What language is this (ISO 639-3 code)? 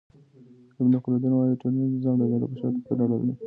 pus